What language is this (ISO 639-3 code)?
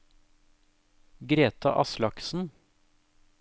nor